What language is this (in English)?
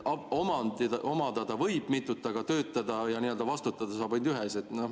Estonian